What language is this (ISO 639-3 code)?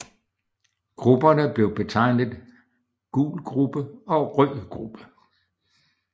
dan